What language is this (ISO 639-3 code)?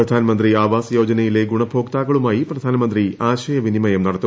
mal